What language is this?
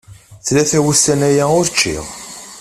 Kabyle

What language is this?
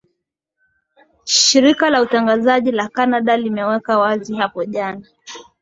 Swahili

